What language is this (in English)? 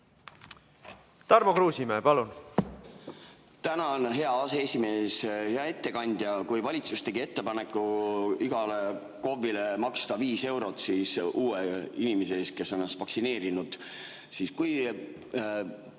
Estonian